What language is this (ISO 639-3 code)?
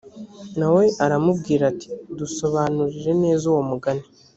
kin